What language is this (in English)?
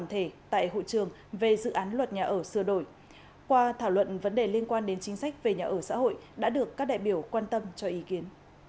Vietnamese